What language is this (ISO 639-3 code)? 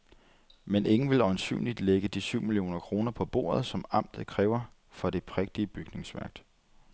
dan